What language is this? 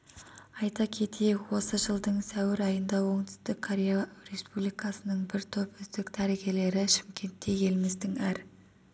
Kazakh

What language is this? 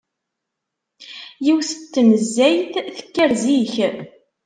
Kabyle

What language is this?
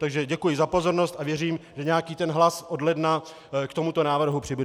Czech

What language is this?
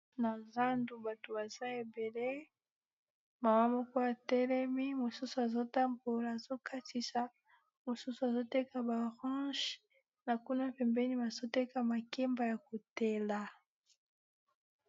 Lingala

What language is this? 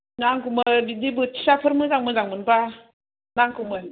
Bodo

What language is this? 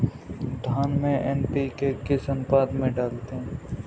Hindi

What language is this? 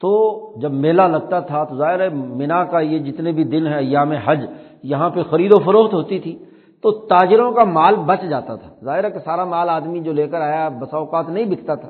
Urdu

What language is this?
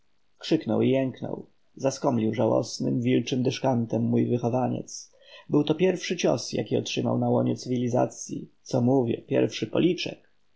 Polish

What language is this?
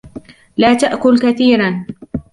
Arabic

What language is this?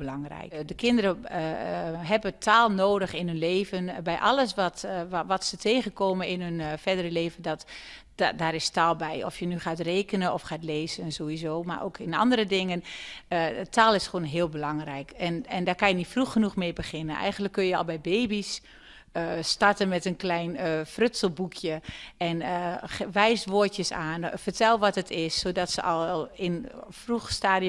Dutch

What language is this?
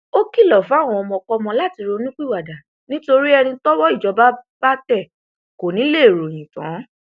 Yoruba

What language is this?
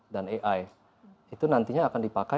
Indonesian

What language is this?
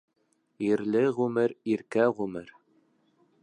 Bashkir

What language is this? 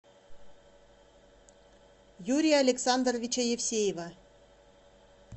Russian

